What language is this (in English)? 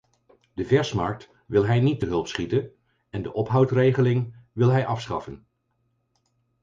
Dutch